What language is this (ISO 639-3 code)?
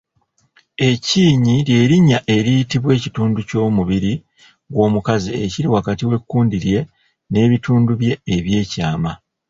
lug